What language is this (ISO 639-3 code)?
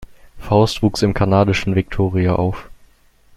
deu